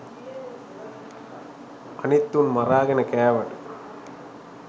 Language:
Sinhala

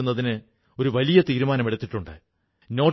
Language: Malayalam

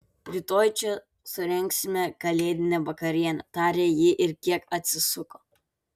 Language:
Lithuanian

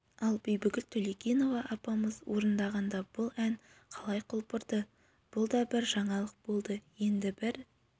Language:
Kazakh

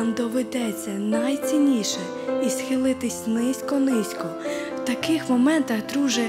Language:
Ukrainian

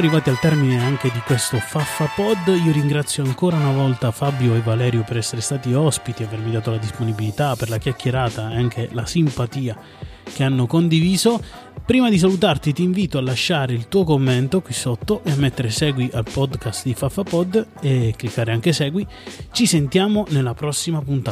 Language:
Italian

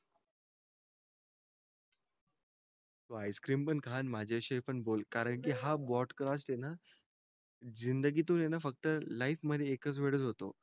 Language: Marathi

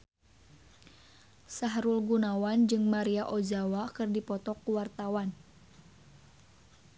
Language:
Sundanese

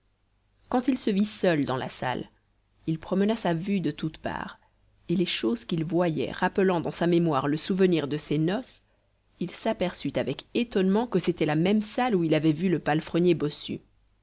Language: French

